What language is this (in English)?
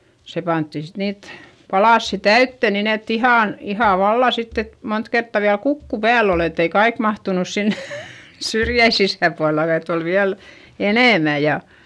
Finnish